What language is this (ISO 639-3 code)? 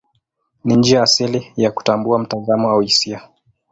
swa